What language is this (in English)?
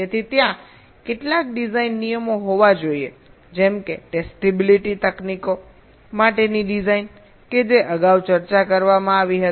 Gujarati